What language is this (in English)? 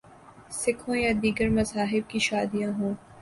Urdu